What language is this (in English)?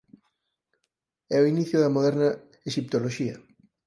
Galician